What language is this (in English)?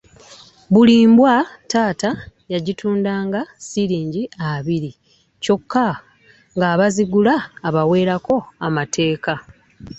Ganda